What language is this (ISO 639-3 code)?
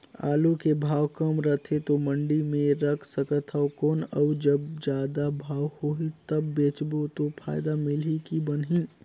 hne